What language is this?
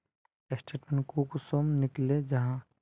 Magahi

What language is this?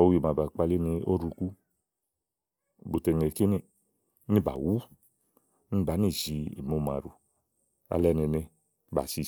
Igo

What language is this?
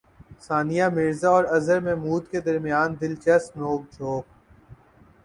Urdu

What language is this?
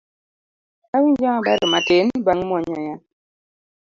Luo (Kenya and Tanzania)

